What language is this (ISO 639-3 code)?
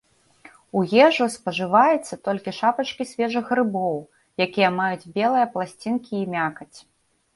bel